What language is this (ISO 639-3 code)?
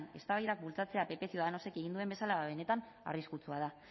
eus